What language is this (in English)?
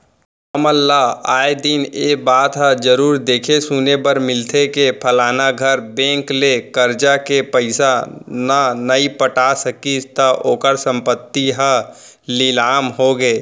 Chhattisgarhi